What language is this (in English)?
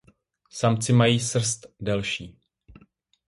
Czech